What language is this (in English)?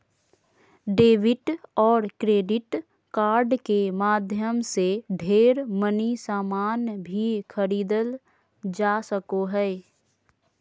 Magahi